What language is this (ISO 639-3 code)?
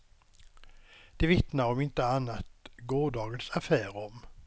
swe